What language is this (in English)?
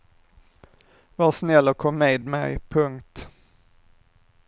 Swedish